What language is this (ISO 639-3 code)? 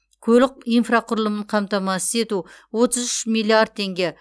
kaz